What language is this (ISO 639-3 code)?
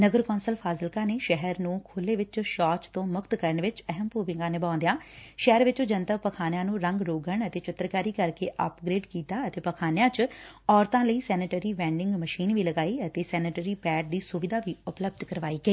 pan